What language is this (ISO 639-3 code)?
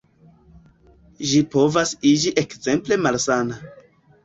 epo